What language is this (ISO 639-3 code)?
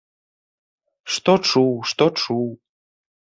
bel